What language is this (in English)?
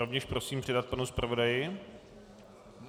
Czech